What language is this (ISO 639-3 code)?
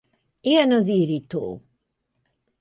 hun